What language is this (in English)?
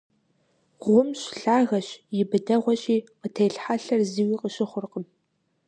Kabardian